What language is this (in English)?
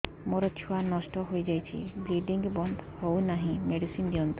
Odia